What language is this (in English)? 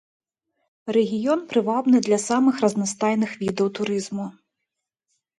Belarusian